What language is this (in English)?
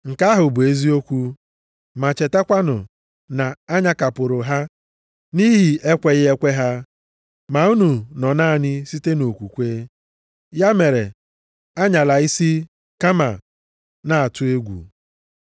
Igbo